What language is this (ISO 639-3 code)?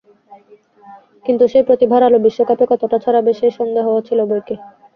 ben